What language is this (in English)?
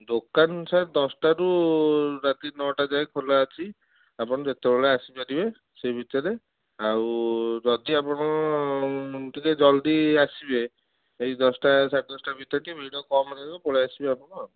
Odia